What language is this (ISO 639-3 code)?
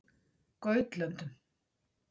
isl